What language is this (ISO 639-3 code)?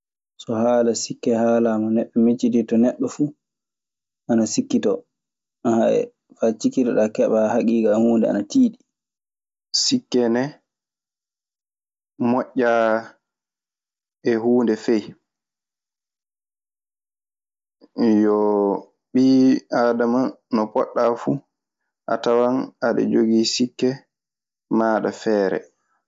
ffm